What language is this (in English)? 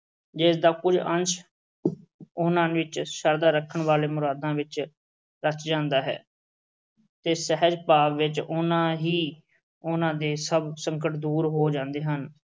Punjabi